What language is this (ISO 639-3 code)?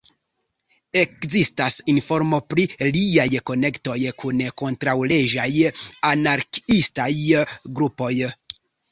epo